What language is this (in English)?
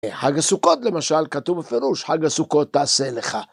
Hebrew